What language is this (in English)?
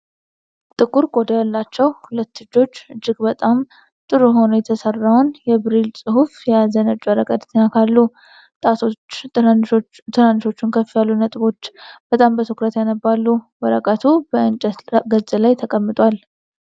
Amharic